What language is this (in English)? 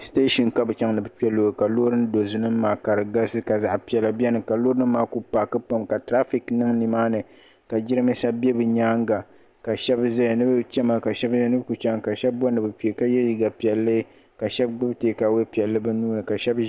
Dagbani